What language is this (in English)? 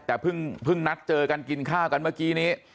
Thai